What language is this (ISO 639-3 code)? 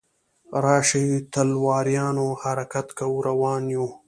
pus